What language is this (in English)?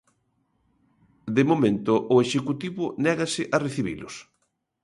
Galician